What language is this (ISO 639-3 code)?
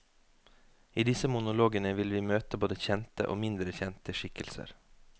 nor